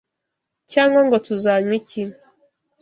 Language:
Kinyarwanda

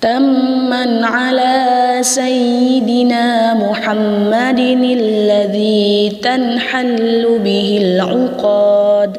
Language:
Arabic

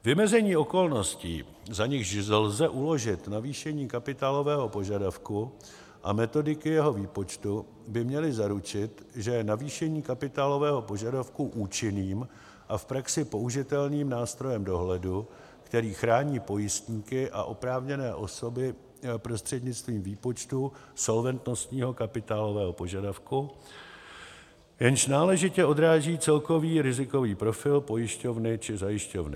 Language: Czech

